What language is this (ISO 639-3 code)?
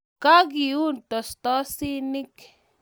kln